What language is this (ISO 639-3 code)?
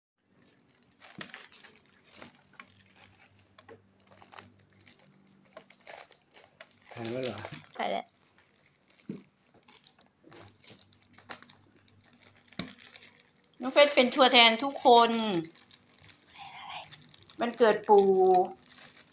tha